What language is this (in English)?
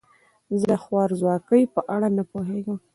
Pashto